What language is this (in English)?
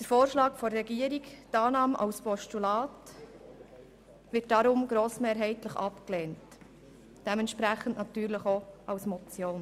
Swiss German